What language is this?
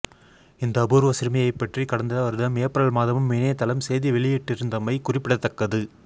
Tamil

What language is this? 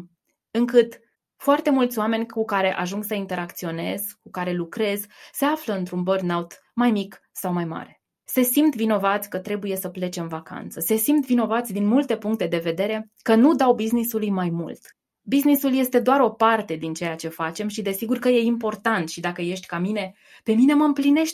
Romanian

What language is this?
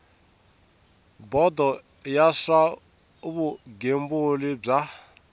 Tsonga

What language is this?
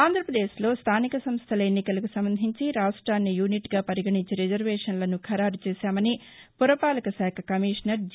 Telugu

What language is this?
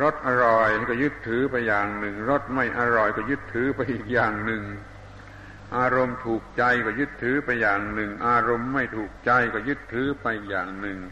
Thai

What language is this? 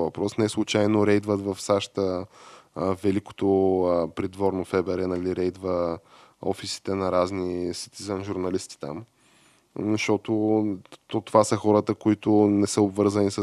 Bulgarian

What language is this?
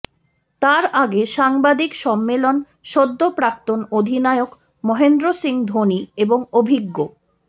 Bangla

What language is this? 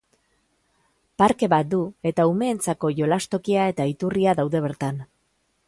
Basque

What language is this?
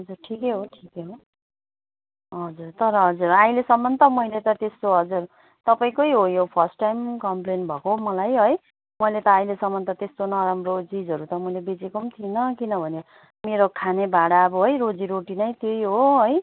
Nepali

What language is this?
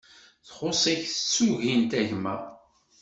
Kabyle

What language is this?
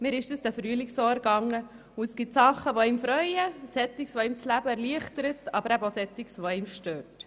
Swiss German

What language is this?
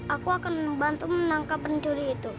Indonesian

